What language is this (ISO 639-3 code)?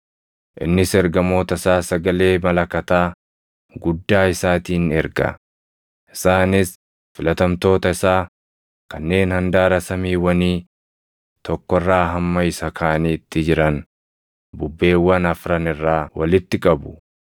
orm